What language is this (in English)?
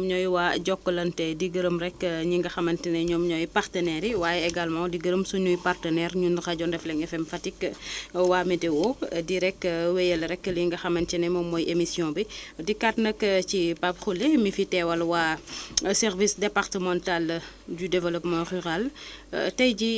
Wolof